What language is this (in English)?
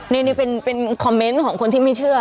Thai